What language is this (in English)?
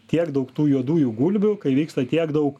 Lithuanian